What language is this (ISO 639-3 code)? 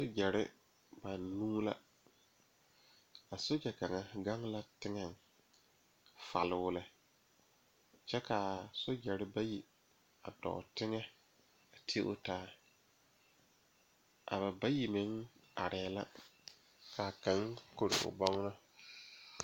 dga